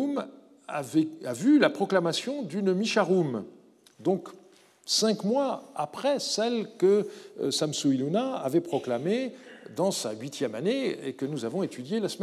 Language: French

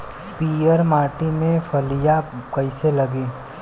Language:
Bhojpuri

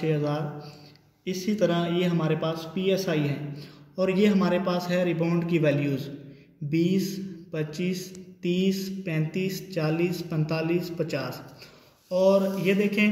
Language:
Hindi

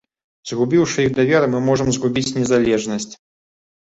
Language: Belarusian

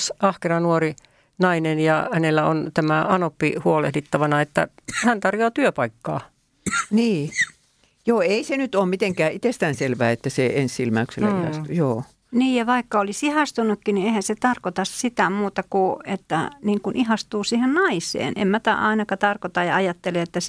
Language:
Finnish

